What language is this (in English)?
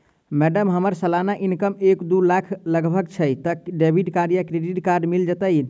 Maithili